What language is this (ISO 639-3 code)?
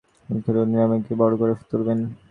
ben